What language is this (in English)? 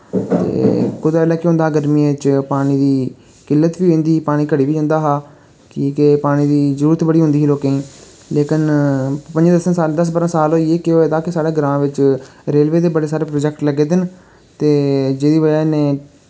Dogri